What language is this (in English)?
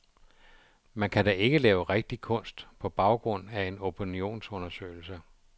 Danish